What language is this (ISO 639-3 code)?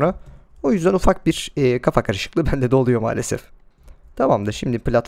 tur